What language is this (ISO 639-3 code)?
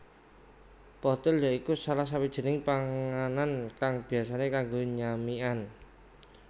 jav